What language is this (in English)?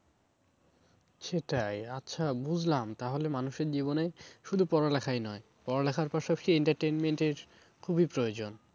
Bangla